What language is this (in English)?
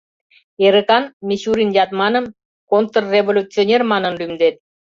Mari